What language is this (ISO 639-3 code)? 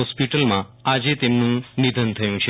guj